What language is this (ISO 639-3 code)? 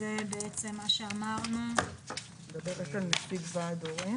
heb